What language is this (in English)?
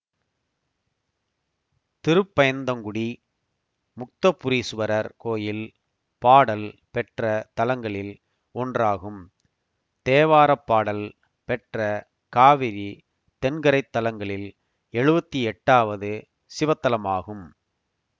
Tamil